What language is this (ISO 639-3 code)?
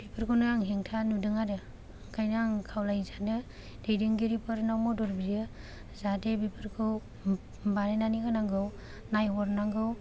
brx